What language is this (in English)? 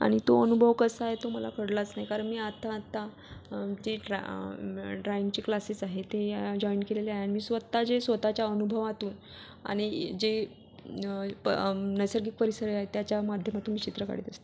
Marathi